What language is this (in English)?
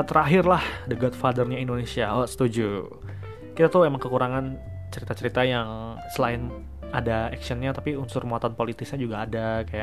Indonesian